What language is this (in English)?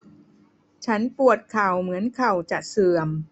Thai